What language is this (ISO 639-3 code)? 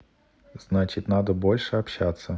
rus